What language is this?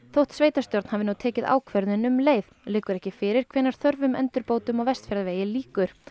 Icelandic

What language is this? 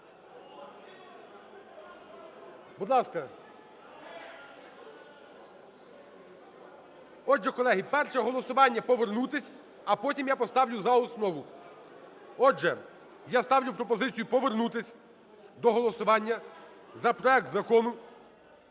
Ukrainian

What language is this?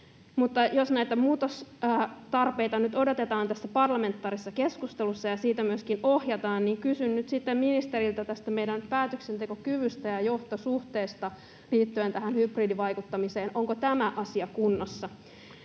Finnish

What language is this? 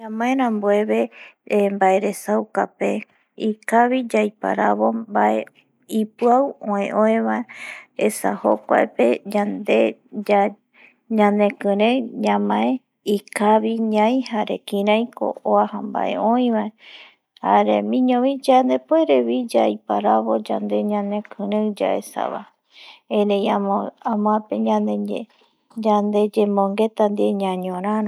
Eastern Bolivian Guaraní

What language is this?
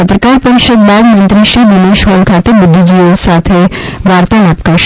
Gujarati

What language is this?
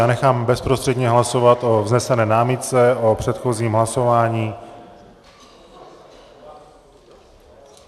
Czech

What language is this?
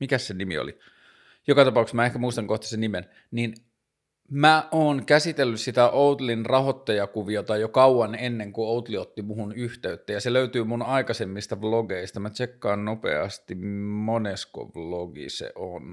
Finnish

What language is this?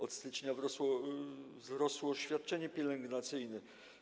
Polish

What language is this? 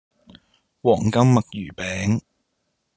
Cantonese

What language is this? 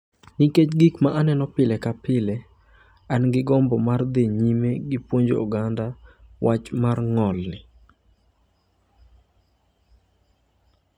Luo (Kenya and Tanzania)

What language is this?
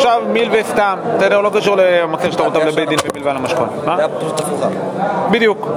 Hebrew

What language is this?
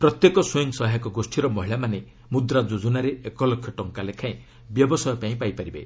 Odia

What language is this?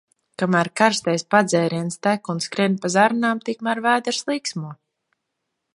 Latvian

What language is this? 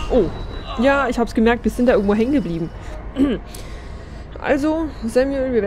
German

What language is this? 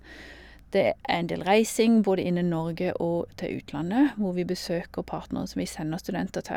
Norwegian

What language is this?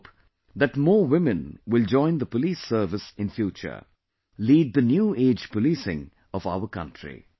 English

